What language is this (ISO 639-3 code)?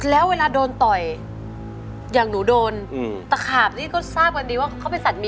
tha